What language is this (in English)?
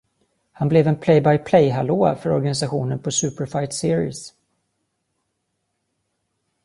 Swedish